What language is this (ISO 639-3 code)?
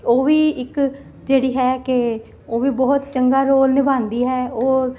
pan